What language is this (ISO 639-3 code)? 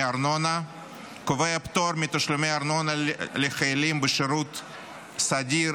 heb